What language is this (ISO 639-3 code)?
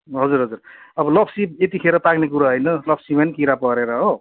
nep